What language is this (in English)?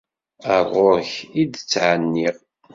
Kabyle